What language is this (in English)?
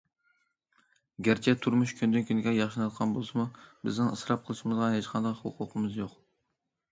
Uyghur